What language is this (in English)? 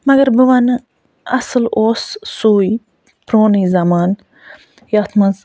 Kashmiri